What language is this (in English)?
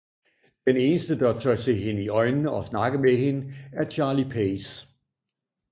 Danish